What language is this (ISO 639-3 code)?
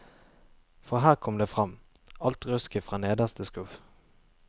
nor